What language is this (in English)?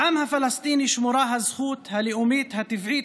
Hebrew